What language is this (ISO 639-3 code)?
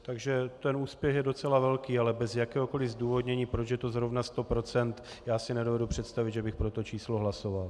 ces